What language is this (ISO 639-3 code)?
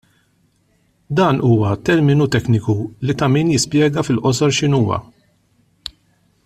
mlt